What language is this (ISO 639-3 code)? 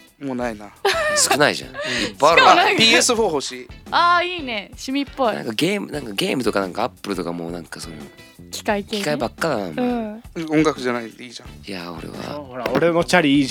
jpn